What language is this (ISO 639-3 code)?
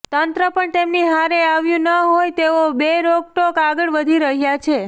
guj